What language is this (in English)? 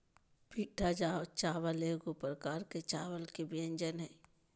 Magahi